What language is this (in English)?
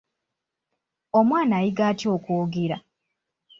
Ganda